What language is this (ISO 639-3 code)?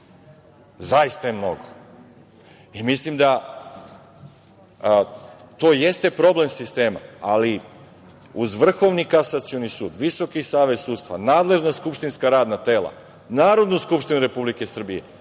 srp